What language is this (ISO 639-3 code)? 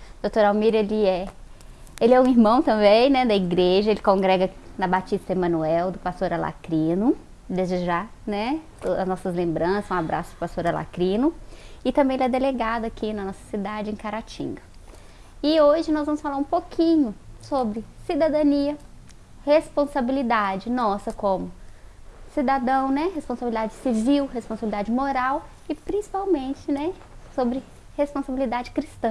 por